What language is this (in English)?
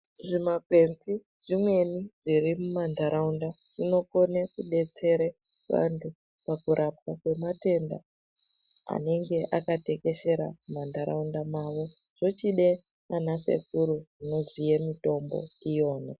Ndau